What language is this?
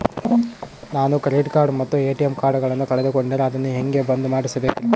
Kannada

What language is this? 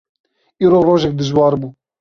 Kurdish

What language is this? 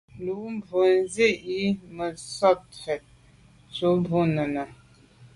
Medumba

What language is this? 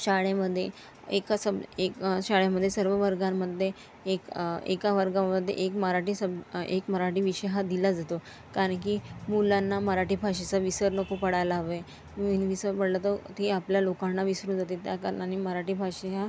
Marathi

